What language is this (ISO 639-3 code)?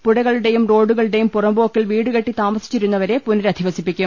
mal